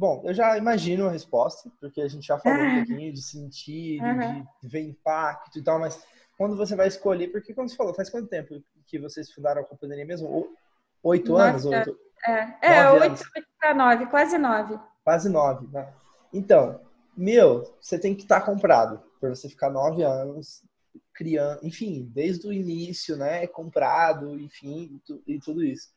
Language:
Portuguese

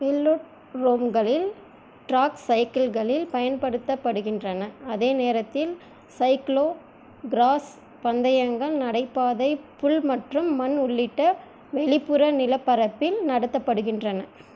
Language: Tamil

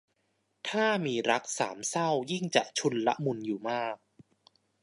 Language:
Thai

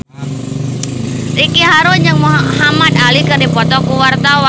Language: Sundanese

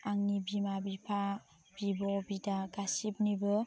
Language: Bodo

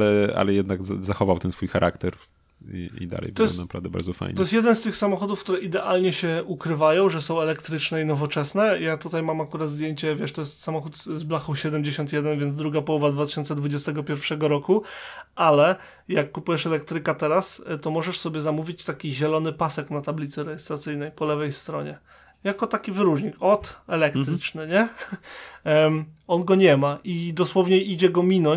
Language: Polish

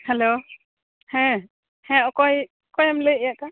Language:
Santali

